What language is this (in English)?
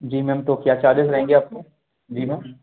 Hindi